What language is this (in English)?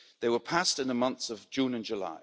English